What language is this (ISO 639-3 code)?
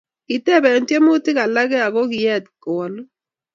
kln